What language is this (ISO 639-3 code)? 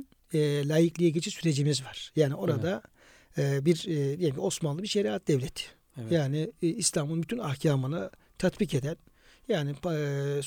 tur